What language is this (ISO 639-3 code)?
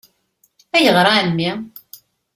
kab